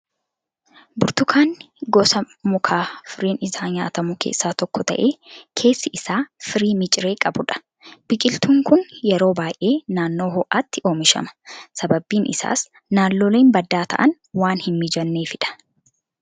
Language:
Oromo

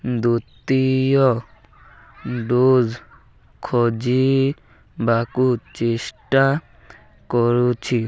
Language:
Odia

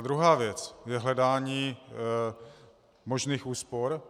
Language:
Czech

